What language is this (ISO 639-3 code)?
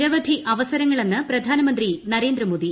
mal